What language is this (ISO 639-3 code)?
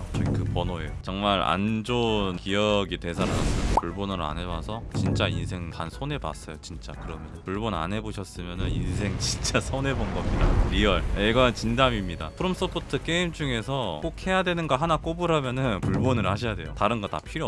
kor